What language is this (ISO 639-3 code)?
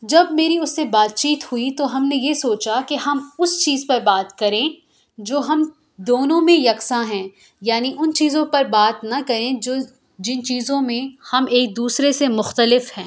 urd